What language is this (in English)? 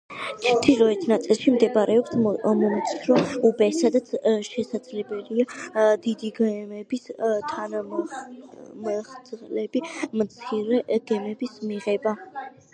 Georgian